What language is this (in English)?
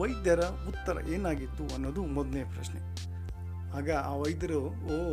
Kannada